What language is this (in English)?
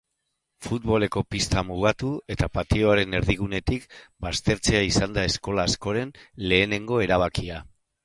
Basque